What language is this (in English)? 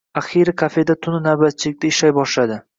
Uzbek